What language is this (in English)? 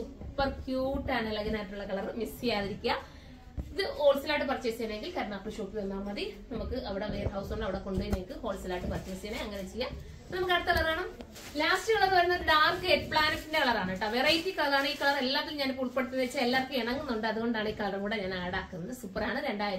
Malayalam